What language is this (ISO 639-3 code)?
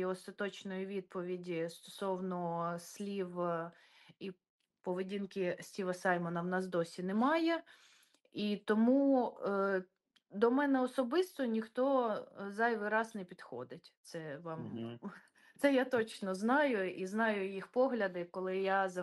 ukr